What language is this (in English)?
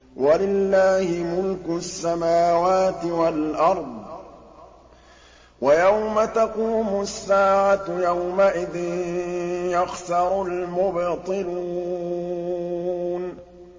Arabic